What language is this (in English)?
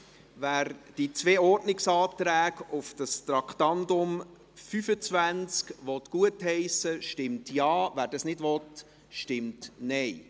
Swiss German